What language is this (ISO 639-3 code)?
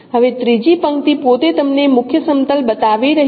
guj